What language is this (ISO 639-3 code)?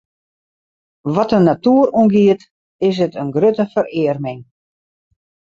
fry